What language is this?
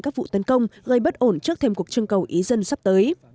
Vietnamese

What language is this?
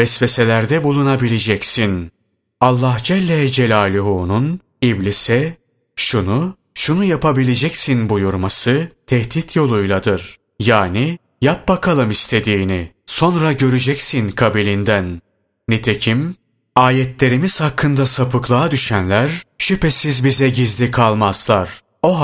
Turkish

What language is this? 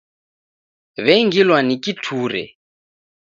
Taita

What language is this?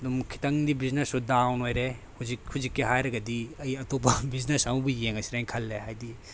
Manipuri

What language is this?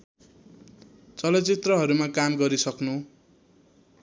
Nepali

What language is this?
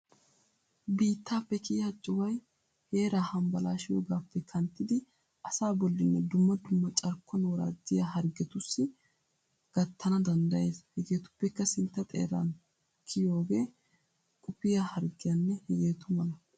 Wolaytta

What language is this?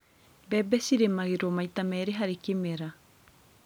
Kikuyu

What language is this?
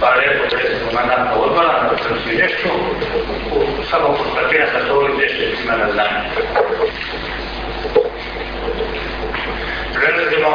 Croatian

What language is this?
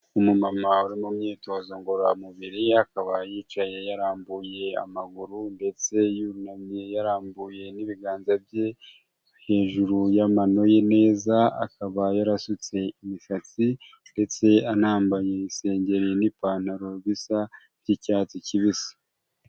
Kinyarwanda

